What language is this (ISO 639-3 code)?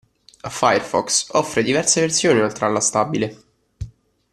ita